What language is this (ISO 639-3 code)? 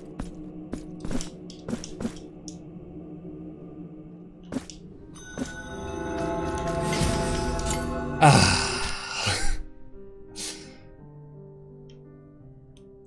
deu